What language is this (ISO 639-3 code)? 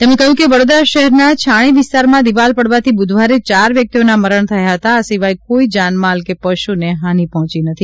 guj